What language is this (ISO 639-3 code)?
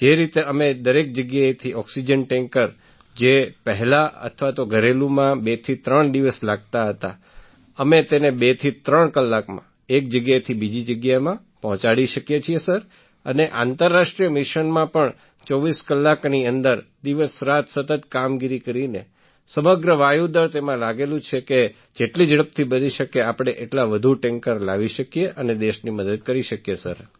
guj